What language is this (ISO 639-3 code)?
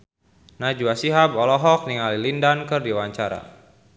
sun